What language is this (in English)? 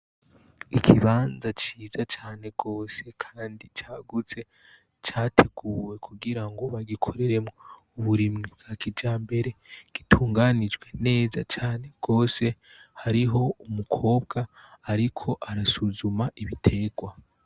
Rundi